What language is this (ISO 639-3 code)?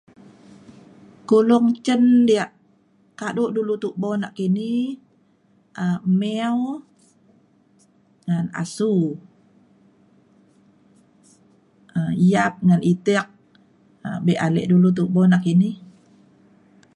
xkl